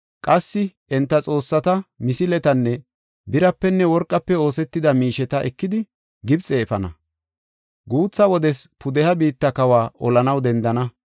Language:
Gofa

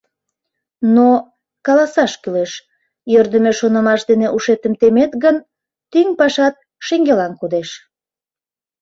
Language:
Mari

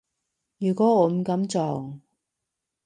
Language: Cantonese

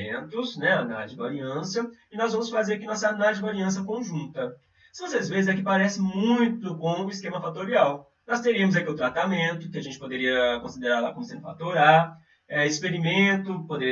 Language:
Portuguese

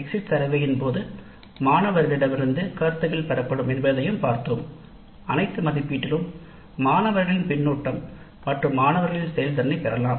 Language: Tamil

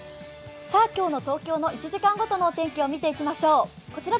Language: Japanese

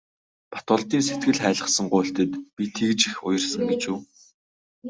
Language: Mongolian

